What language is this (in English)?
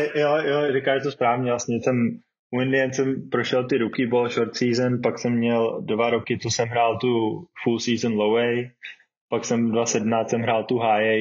Czech